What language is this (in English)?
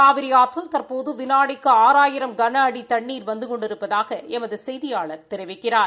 Tamil